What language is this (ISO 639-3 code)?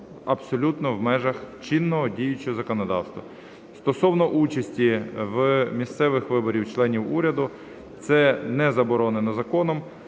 ukr